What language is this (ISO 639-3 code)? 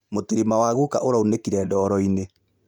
kik